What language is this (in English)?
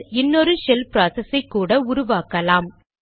Tamil